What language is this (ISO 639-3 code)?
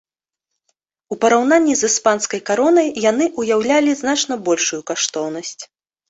bel